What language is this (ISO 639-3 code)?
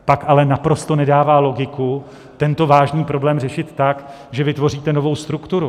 ces